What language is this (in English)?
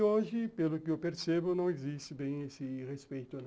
Portuguese